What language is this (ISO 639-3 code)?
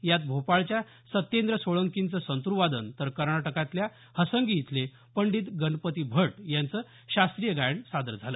mar